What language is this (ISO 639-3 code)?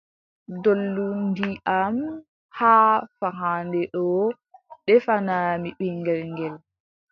fub